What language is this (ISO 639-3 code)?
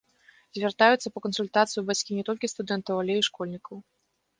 bel